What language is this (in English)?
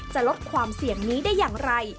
Thai